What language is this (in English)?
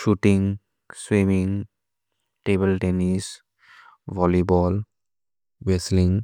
Maria (India)